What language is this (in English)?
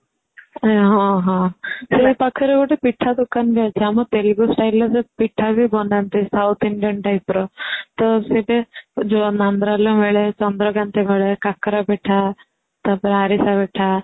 Odia